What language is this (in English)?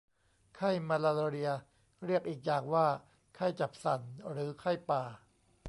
Thai